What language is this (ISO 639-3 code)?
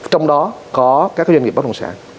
vie